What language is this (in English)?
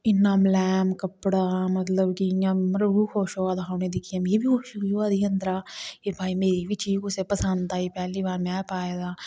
Dogri